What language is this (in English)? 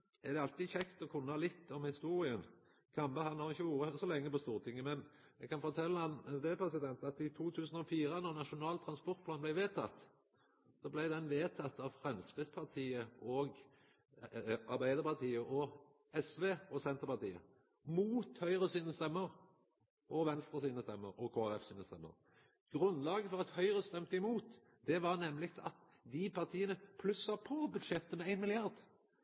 Norwegian Nynorsk